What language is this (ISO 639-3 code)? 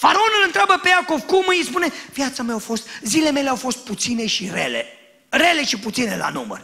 ron